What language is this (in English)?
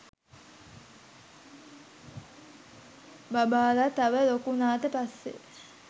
Sinhala